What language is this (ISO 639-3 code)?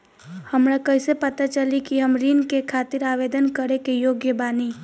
bho